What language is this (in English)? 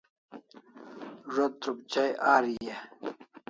Kalasha